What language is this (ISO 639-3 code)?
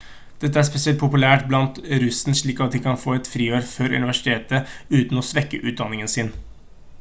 nob